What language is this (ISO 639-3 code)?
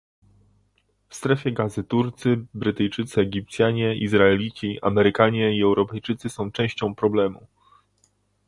pol